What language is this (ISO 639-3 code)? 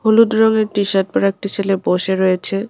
ben